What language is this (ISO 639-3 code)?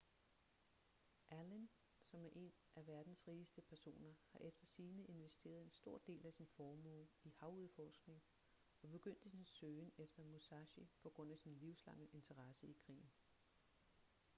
dan